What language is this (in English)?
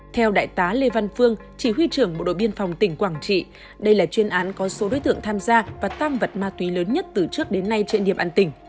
Vietnamese